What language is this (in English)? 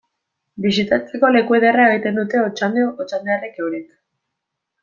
Basque